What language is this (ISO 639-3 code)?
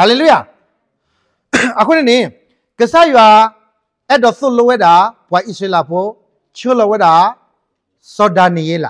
tha